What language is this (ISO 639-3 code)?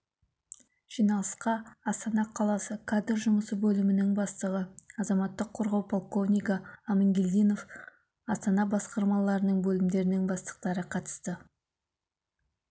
kaz